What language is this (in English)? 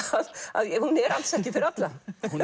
Icelandic